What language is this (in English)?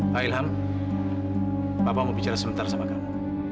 Indonesian